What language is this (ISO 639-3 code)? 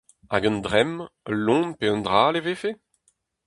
bre